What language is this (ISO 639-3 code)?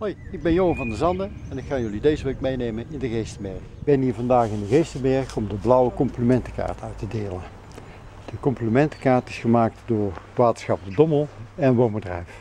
nld